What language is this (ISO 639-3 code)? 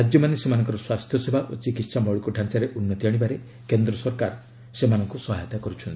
ori